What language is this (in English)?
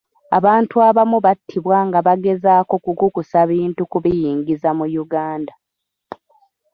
Ganda